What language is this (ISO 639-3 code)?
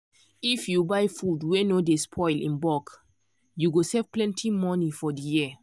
pcm